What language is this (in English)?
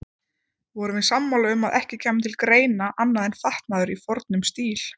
Icelandic